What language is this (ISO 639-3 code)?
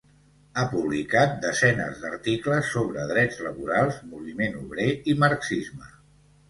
cat